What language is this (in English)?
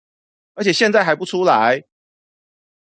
Chinese